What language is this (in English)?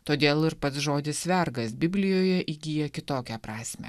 Lithuanian